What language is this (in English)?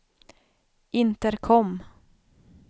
Swedish